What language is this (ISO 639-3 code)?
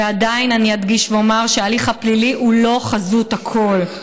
heb